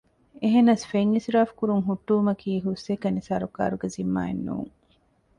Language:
Divehi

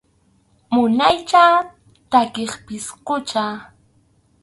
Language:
Arequipa-La Unión Quechua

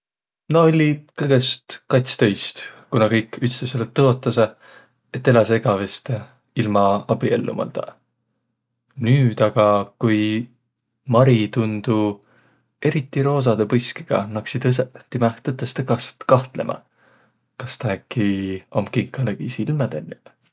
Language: Võro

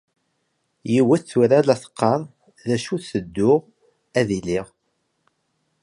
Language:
Kabyle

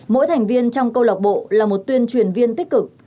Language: Vietnamese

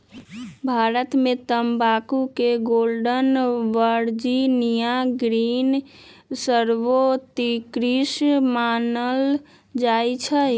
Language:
Magahi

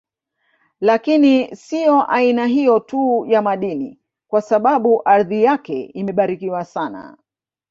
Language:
Swahili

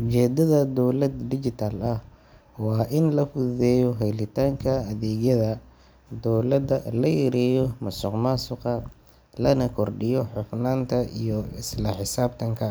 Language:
Somali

